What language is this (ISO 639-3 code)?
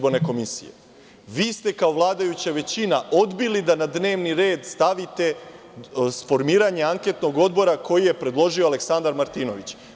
srp